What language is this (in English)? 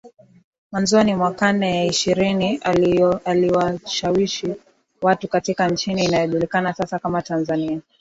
Swahili